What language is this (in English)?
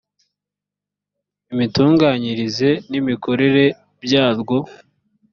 Kinyarwanda